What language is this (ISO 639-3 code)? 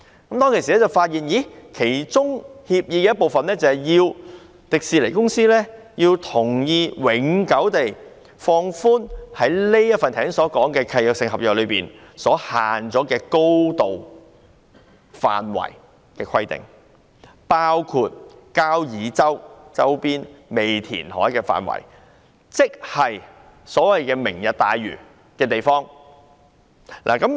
yue